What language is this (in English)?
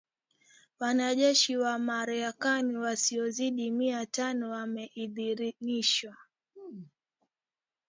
Swahili